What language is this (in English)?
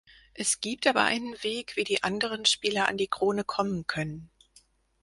German